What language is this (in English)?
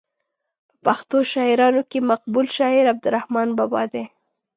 Pashto